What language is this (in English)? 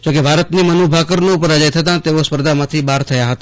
Gujarati